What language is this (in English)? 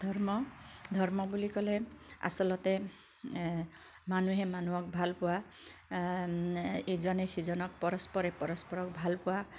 Assamese